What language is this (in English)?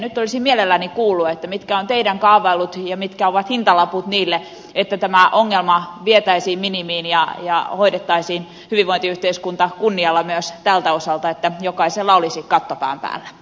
Finnish